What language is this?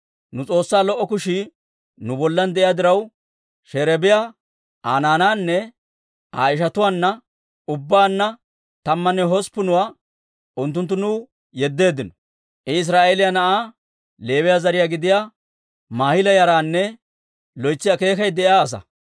Dawro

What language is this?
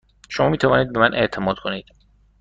Persian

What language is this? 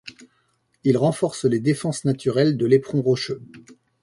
French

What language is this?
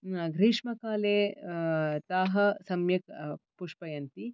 Sanskrit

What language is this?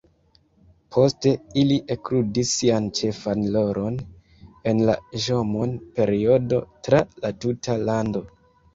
Esperanto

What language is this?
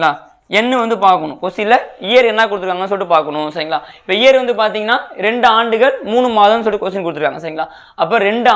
Tamil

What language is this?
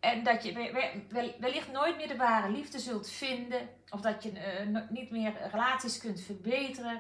Dutch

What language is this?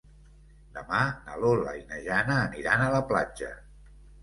Catalan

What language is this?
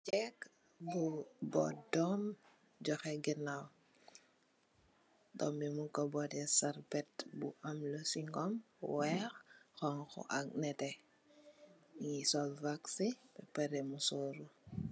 Wolof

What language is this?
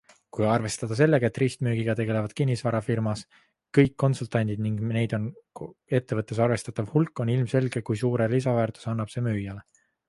Estonian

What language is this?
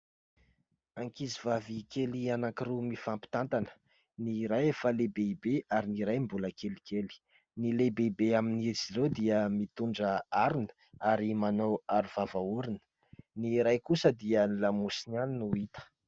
Malagasy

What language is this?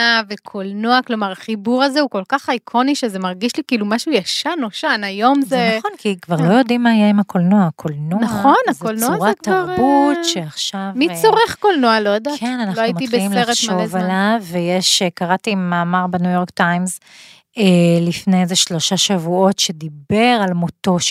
Hebrew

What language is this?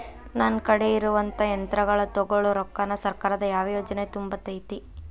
Kannada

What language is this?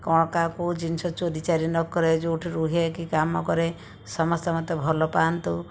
Odia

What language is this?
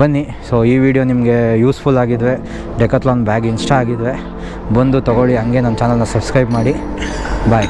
Kannada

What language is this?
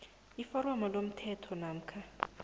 South Ndebele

